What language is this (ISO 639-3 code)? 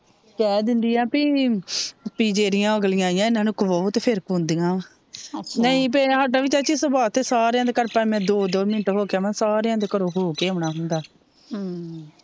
pan